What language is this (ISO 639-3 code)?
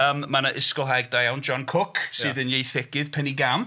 cym